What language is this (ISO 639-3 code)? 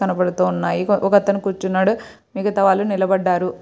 tel